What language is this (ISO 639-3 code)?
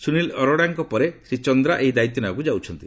ori